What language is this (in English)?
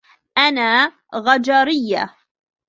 Arabic